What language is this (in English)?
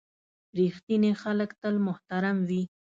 Pashto